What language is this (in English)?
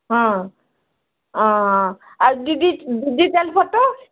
Odia